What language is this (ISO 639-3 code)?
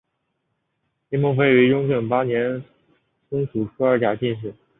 zho